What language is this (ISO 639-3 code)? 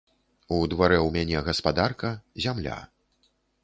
bel